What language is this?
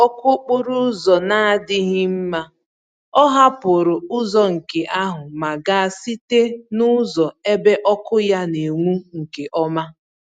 Igbo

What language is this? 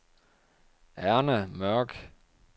Danish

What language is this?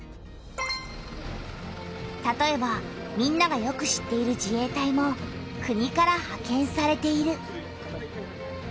Japanese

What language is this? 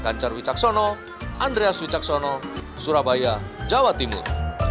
Indonesian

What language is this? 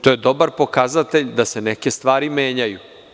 Serbian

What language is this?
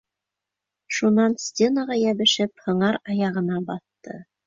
Bashkir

